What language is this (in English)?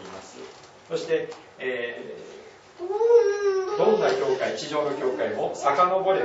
Japanese